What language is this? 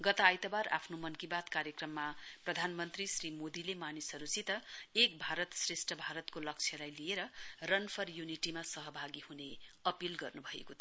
Nepali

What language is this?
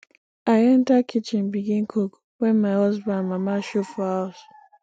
Nigerian Pidgin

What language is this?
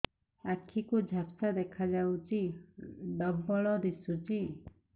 Odia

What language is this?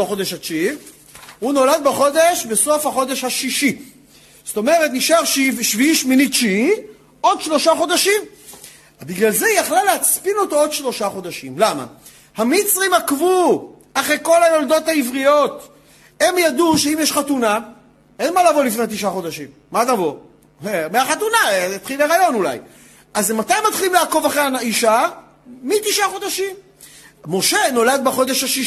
Hebrew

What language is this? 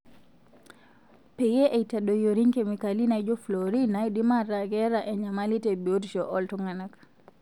Masai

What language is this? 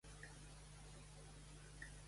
Catalan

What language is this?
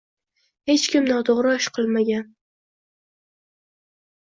Uzbek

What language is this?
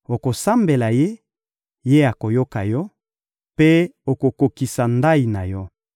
Lingala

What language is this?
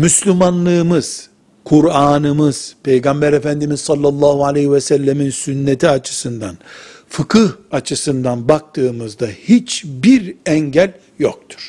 Turkish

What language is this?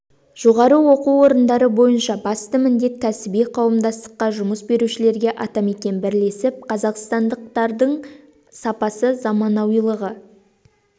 Kazakh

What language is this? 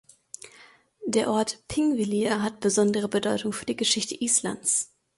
German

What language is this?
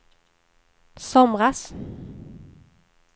Swedish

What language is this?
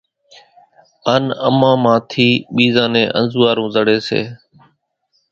Kachi Koli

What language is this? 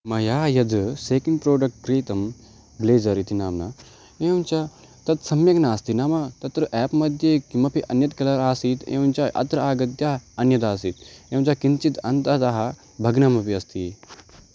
Sanskrit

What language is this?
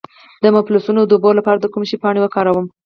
Pashto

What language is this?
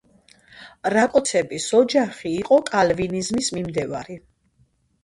Georgian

